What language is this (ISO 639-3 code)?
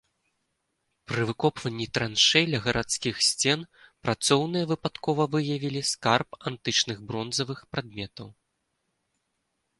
bel